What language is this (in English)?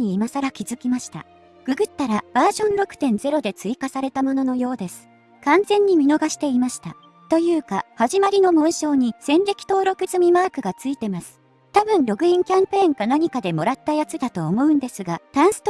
Japanese